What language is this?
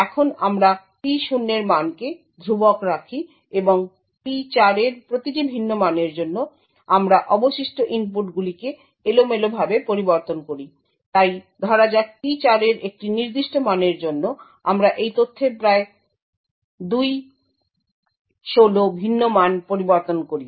Bangla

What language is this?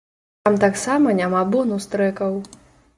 Belarusian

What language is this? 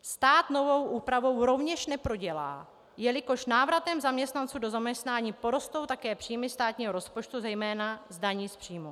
Czech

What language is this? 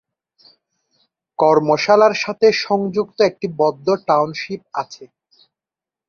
Bangla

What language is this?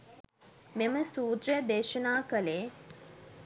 Sinhala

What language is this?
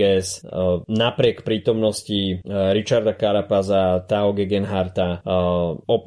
Slovak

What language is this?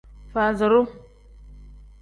Tem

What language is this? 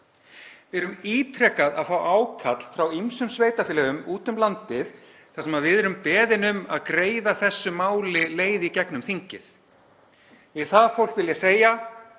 Icelandic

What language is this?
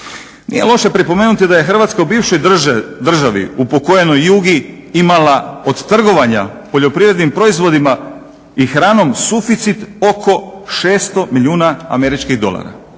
Croatian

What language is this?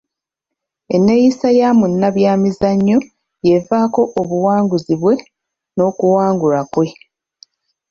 Ganda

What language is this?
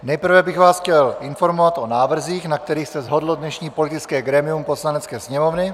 Czech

